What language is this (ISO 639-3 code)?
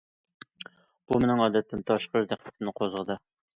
uig